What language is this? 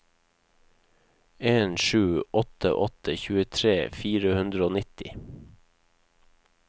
Norwegian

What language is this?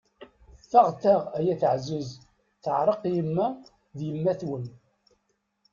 Kabyle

